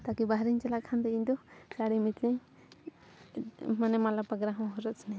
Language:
Santali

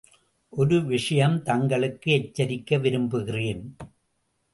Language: Tamil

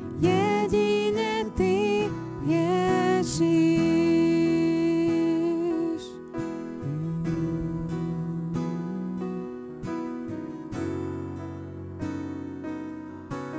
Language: Slovak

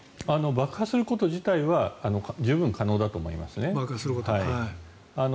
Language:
Japanese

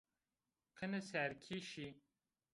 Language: Zaza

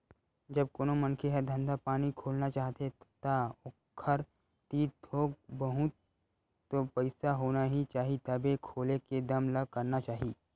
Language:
Chhattisgarhi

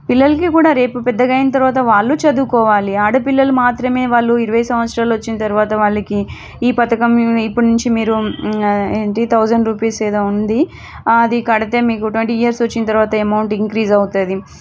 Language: Telugu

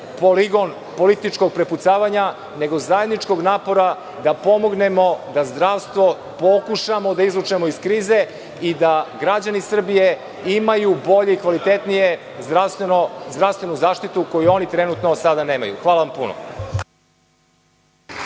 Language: Serbian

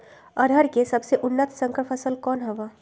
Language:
Magahi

